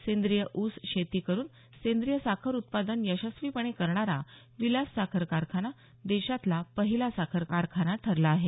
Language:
Marathi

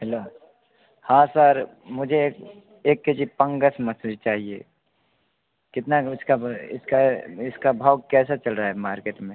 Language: Hindi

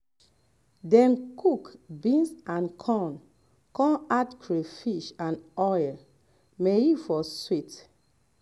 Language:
Nigerian Pidgin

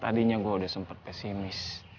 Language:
Indonesian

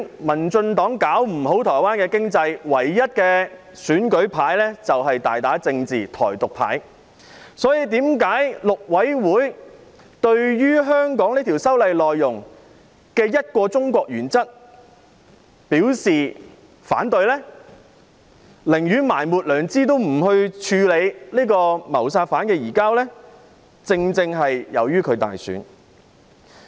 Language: Cantonese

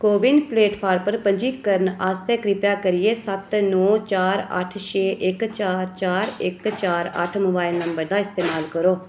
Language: Dogri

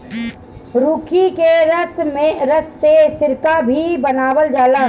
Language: Bhojpuri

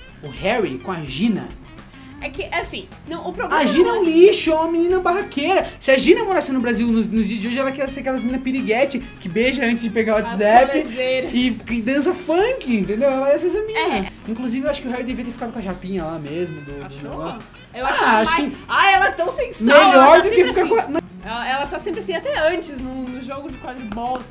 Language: Portuguese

